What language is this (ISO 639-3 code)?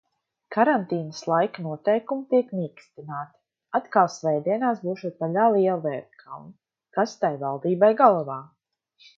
lav